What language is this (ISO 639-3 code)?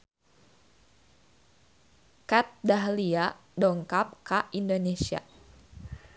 sun